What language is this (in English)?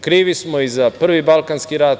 Serbian